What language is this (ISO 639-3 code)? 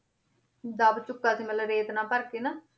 pan